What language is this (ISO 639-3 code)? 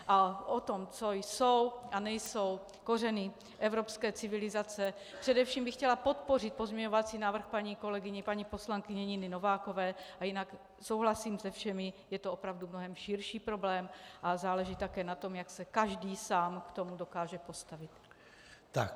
ces